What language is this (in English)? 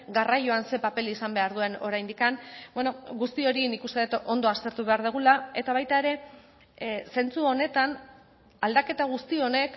Basque